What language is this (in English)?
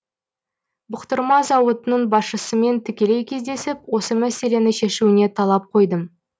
Kazakh